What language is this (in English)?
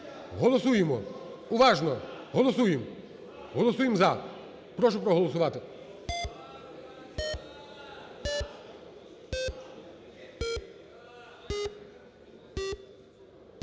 Ukrainian